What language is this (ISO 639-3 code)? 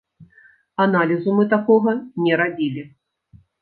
bel